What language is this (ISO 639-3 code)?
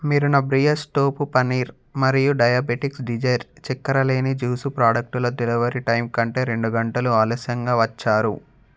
tel